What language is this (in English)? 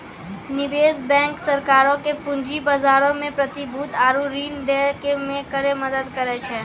Maithili